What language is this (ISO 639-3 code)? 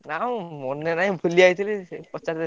ori